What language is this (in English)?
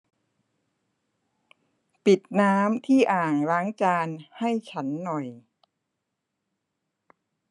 Thai